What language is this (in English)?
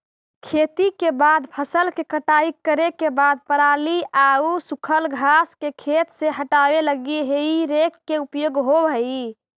Magahi